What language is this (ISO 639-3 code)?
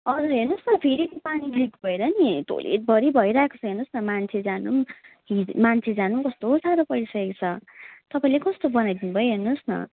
nep